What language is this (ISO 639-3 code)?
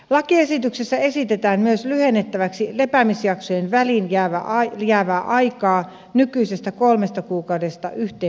fin